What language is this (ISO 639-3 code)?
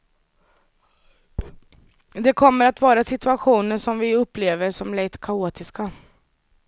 swe